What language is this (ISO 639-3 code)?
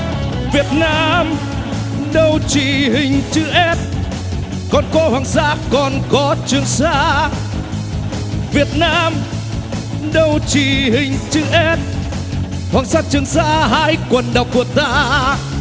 vie